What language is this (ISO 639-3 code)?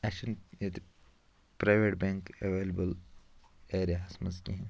kas